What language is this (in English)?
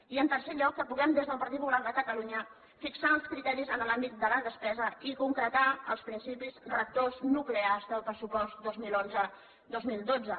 Catalan